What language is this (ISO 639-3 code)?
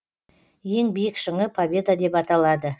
kaz